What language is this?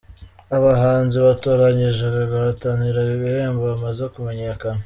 Kinyarwanda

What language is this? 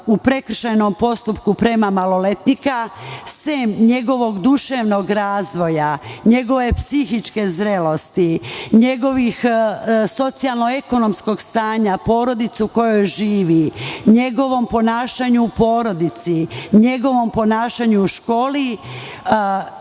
Serbian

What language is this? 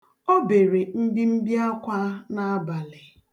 Igbo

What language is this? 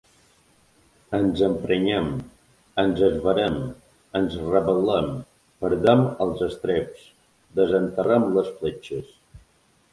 Catalan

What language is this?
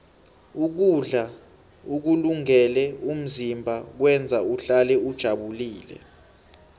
South Ndebele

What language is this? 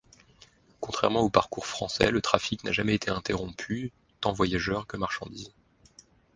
French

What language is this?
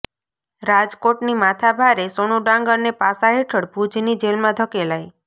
Gujarati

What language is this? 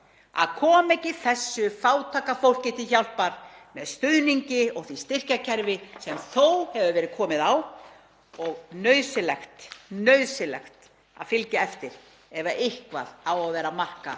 Icelandic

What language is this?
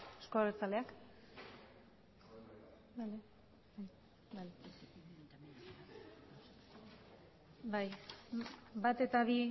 Basque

